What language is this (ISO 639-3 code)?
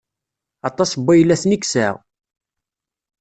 kab